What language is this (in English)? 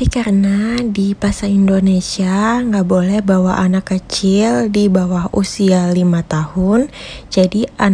Indonesian